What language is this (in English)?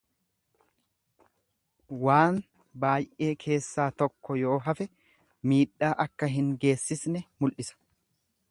Oromo